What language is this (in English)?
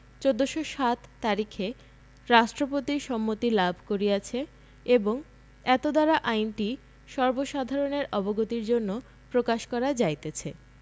Bangla